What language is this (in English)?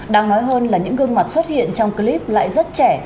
Vietnamese